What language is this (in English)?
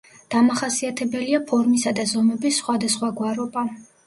Georgian